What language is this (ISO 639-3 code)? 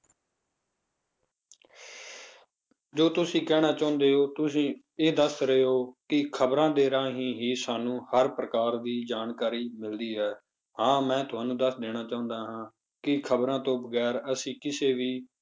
pan